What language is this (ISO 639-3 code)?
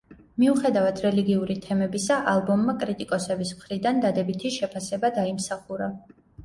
kat